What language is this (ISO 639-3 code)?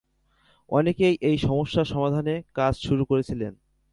ben